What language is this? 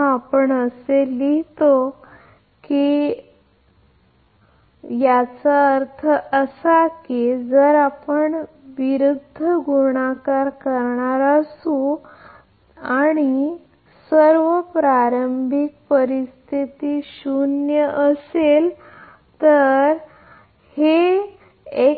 Marathi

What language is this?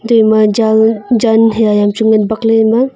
Wancho Naga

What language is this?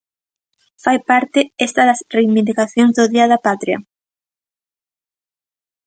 Galician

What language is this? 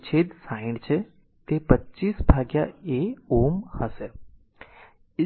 Gujarati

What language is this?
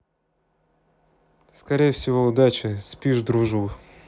Russian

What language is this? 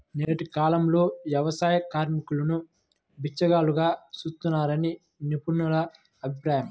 Telugu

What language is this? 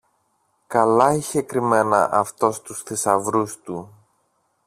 Greek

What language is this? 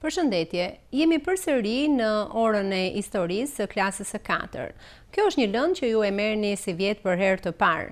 Romanian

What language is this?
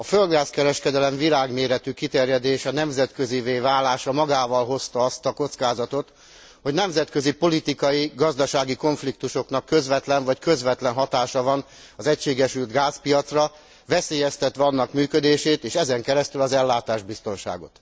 Hungarian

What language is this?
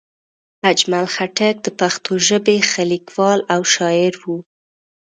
Pashto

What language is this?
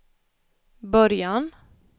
Swedish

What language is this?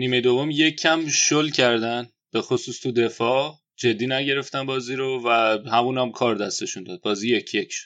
Persian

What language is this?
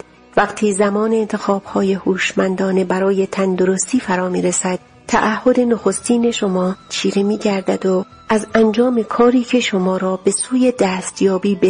Persian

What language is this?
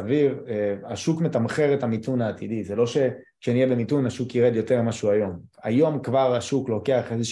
Hebrew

